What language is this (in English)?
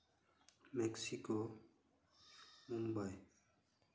Santali